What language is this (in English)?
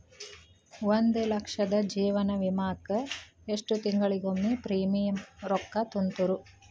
Kannada